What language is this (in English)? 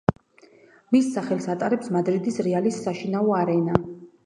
Georgian